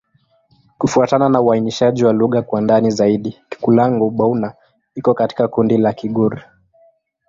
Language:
Swahili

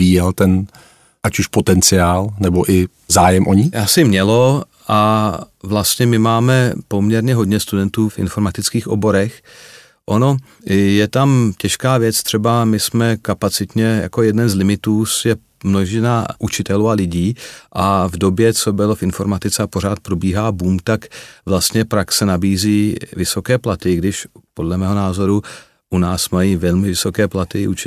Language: Czech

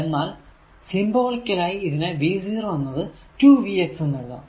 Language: Malayalam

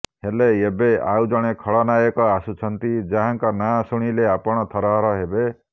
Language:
Odia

